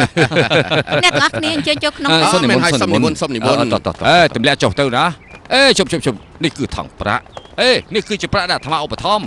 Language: Thai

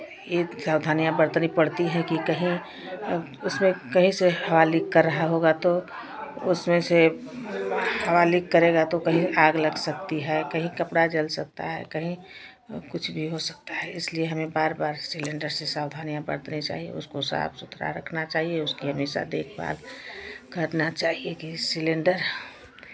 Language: Hindi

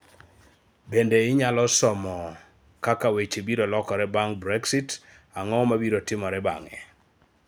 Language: Luo (Kenya and Tanzania)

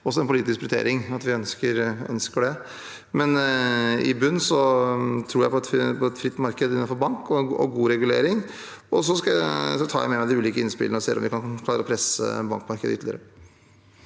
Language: Norwegian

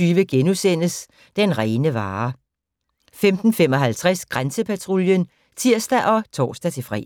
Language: Danish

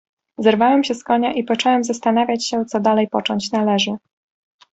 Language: Polish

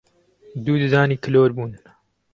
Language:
Central Kurdish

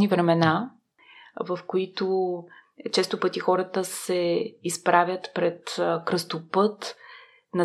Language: Bulgarian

